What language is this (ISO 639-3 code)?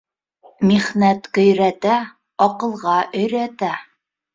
bak